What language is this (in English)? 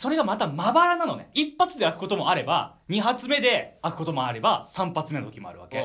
Japanese